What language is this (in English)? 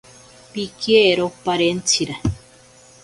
Ashéninka Perené